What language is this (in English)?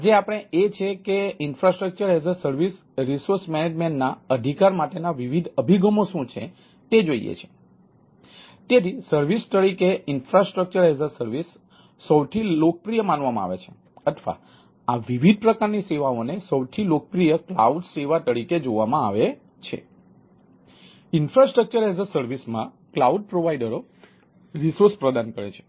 Gujarati